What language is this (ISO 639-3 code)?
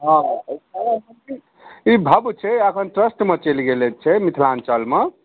mai